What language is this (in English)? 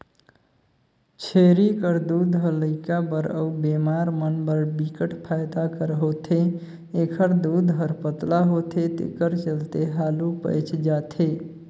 Chhattisgarhi